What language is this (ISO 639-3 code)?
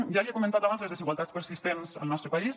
cat